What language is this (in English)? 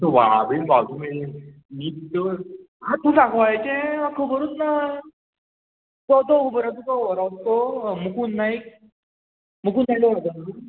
Konkani